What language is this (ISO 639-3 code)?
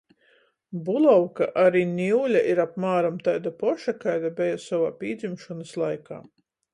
ltg